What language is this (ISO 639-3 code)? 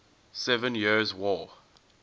eng